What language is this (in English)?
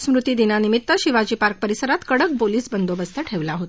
Marathi